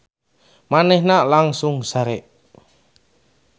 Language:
Sundanese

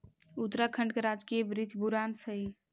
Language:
Magahi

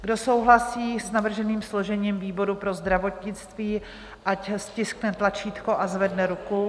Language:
Czech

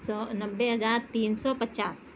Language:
Urdu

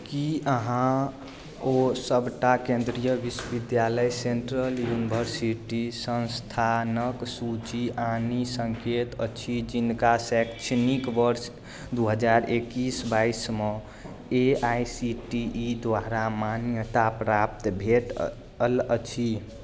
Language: Maithili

